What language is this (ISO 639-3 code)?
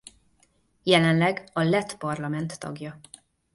hun